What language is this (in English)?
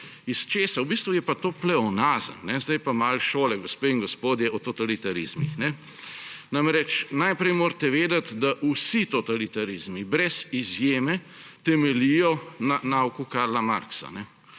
Slovenian